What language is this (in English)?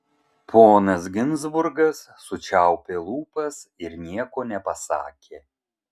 Lithuanian